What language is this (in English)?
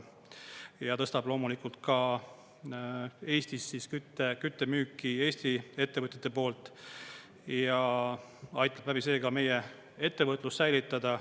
Estonian